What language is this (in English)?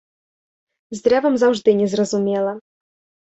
Belarusian